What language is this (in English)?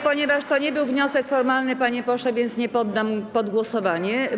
Polish